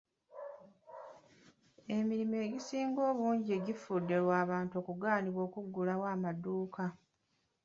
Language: Ganda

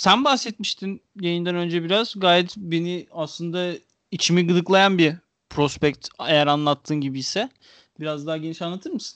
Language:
Turkish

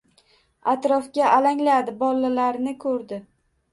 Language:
Uzbek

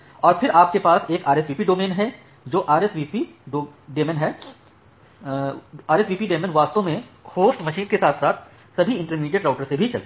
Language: Hindi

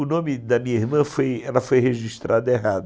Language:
Portuguese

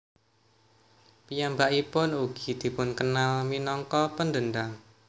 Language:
Javanese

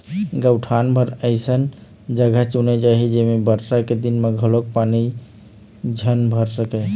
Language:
Chhattisgarhi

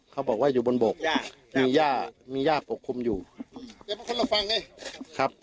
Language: Thai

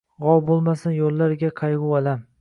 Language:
Uzbek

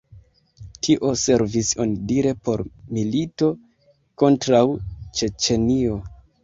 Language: Esperanto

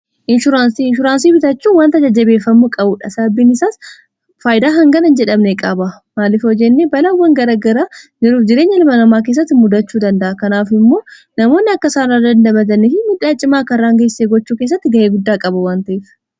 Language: Oromo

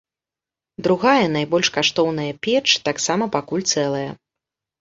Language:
Belarusian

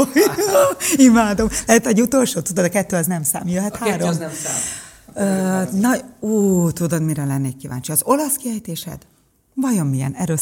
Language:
Hungarian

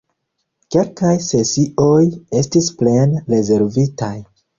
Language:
Esperanto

